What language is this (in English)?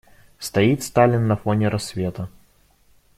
Russian